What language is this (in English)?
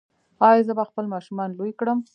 Pashto